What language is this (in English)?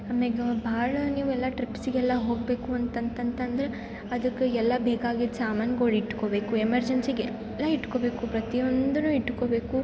Kannada